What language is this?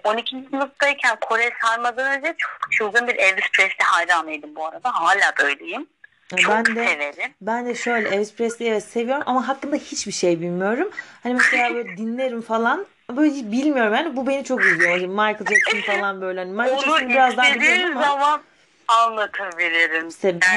Turkish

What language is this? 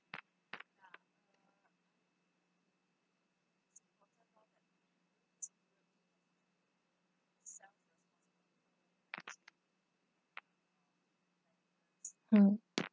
English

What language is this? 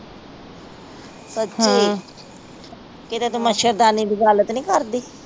Punjabi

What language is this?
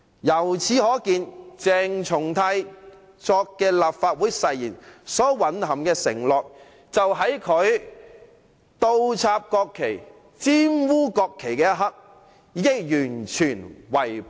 Cantonese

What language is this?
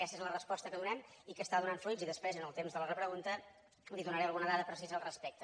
Catalan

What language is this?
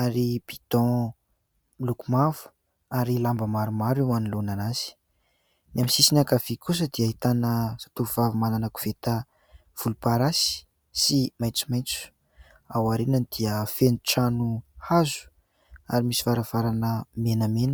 Malagasy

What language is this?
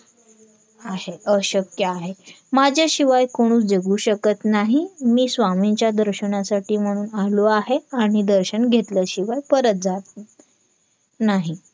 Marathi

